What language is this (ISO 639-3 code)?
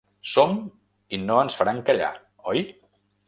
cat